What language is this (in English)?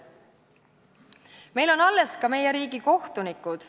Estonian